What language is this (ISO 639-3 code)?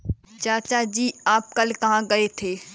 hin